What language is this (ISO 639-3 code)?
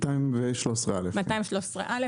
heb